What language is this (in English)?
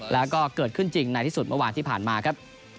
Thai